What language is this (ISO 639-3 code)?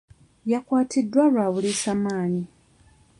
lug